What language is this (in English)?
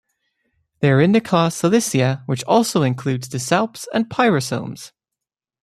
English